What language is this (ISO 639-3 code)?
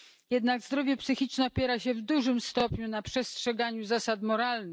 pol